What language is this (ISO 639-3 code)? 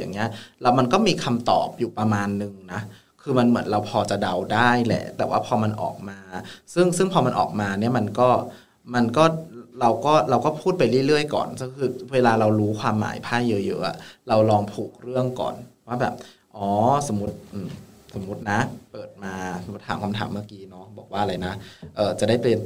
tha